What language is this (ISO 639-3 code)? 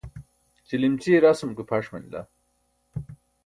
bsk